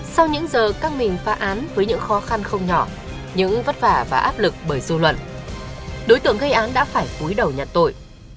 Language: Vietnamese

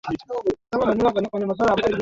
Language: Swahili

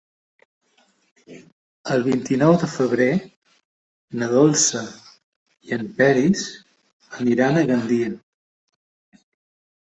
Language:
Catalan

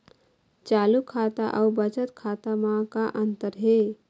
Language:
Chhattisgarhi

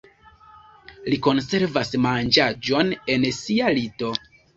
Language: Esperanto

